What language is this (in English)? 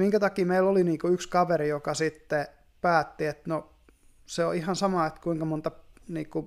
Finnish